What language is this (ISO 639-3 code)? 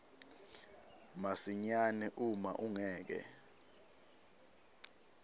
ssw